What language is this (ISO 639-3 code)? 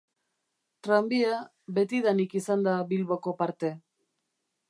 eus